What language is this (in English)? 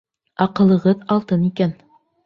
Bashkir